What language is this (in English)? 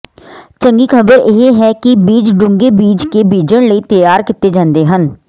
Punjabi